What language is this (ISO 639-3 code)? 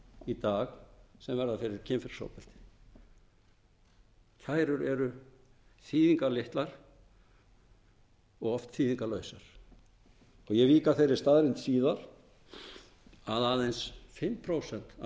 isl